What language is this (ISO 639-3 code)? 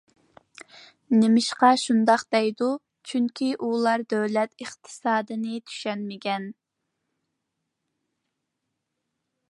uig